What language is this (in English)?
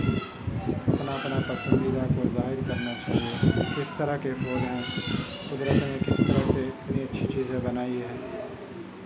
Urdu